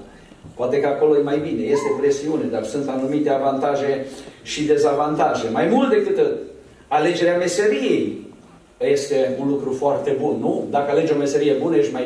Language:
Romanian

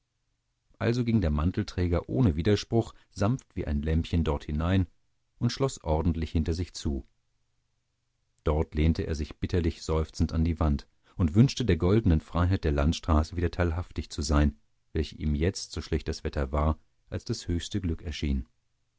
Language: German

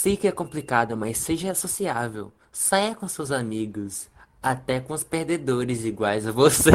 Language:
Portuguese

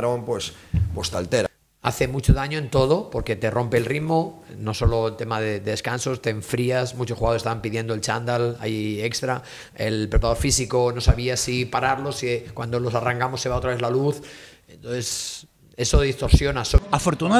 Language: Spanish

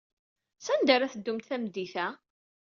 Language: Kabyle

